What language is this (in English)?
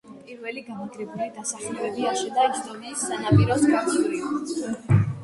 Georgian